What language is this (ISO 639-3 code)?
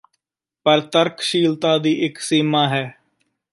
pan